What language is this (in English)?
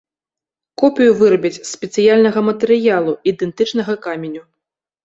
Belarusian